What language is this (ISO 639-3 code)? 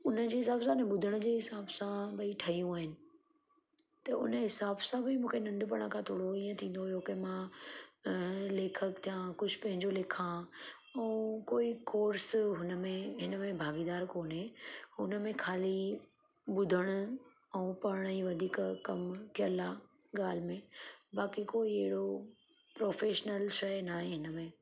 snd